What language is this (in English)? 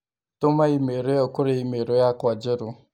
Kikuyu